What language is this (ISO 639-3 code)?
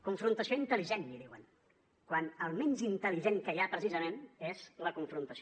cat